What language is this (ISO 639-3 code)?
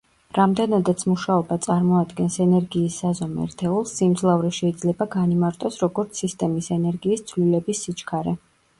kat